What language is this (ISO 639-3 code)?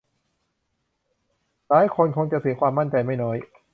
tha